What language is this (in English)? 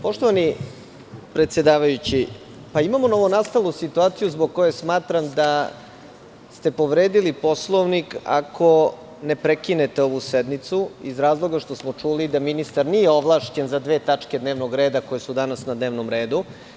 Serbian